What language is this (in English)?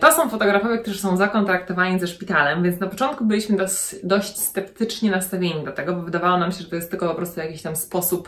Polish